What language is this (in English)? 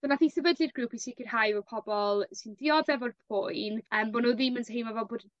Welsh